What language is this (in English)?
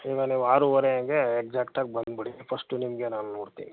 Kannada